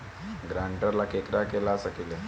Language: Bhojpuri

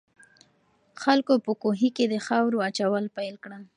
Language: Pashto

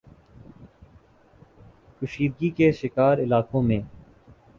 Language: Urdu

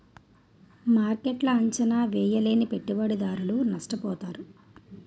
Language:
Telugu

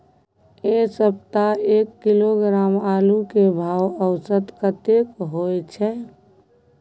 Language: Maithili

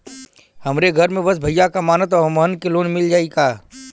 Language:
Bhojpuri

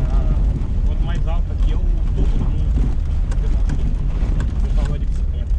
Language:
Portuguese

